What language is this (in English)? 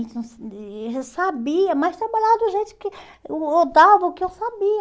Portuguese